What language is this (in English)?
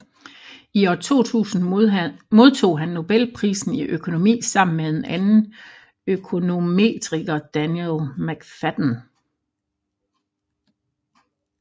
Danish